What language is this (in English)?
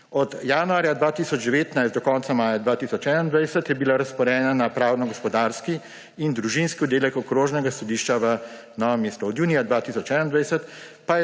Slovenian